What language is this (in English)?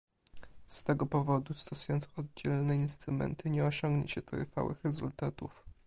Polish